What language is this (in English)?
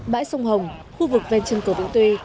Vietnamese